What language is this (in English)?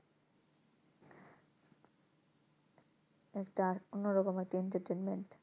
Bangla